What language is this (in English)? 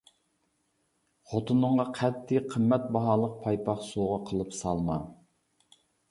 Uyghur